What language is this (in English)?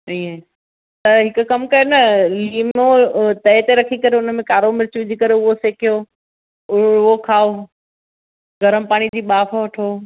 Sindhi